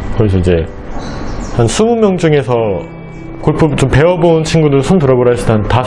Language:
Korean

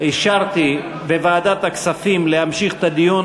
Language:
Hebrew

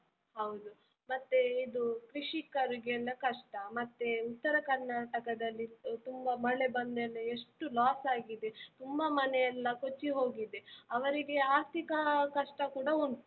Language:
Kannada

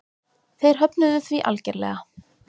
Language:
Icelandic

